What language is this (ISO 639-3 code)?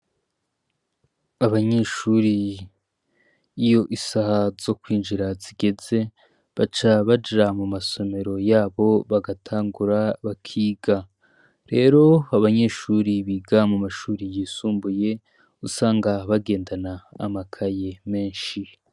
run